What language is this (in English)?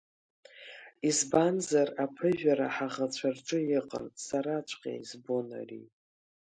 Abkhazian